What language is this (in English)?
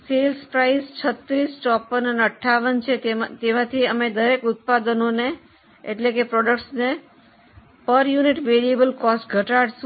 Gujarati